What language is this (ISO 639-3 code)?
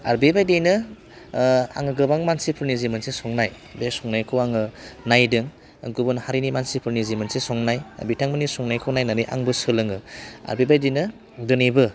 brx